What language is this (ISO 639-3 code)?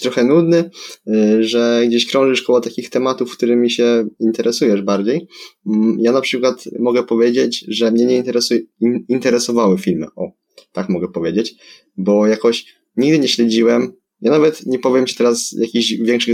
pol